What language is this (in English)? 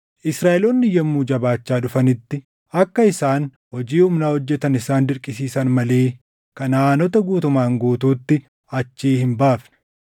Oromo